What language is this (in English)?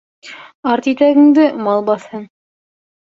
Bashkir